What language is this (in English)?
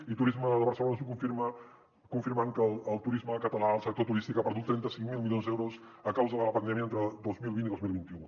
Catalan